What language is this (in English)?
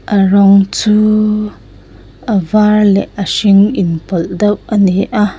Mizo